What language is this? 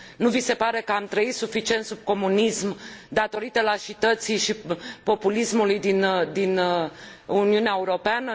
Romanian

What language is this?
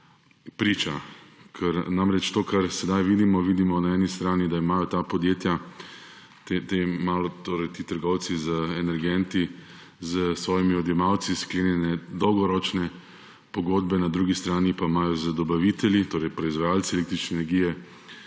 Slovenian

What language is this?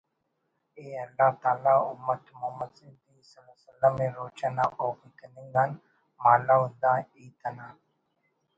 Brahui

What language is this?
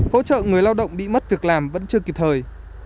Vietnamese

